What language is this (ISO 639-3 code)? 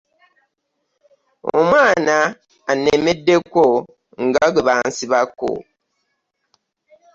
lug